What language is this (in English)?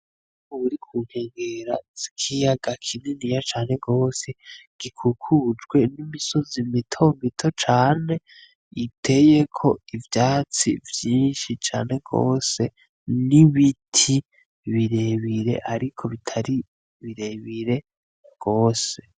Rundi